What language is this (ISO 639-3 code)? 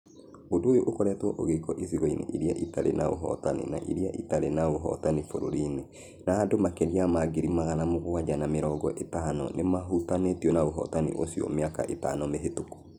kik